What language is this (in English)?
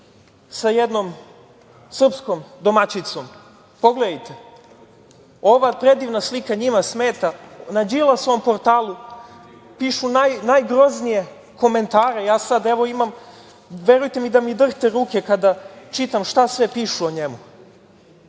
Serbian